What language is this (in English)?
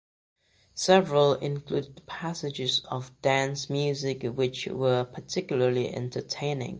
English